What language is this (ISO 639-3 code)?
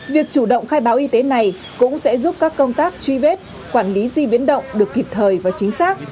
vie